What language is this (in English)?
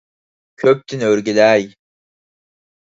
Uyghur